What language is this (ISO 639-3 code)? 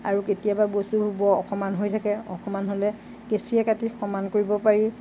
asm